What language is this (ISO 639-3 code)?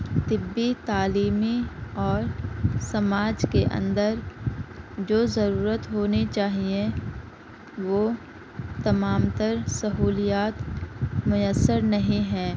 urd